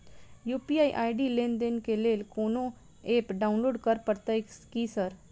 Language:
Maithili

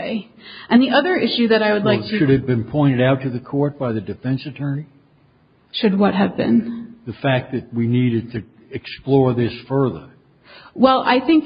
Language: English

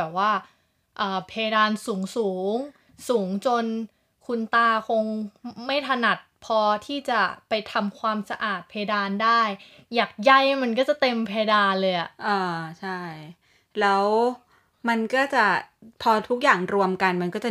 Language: Thai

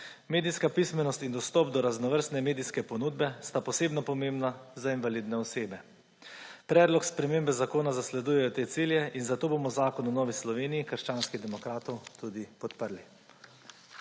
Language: Slovenian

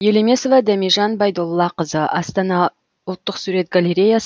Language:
Kazakh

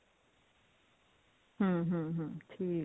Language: Punjabi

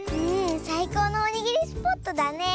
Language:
Japanese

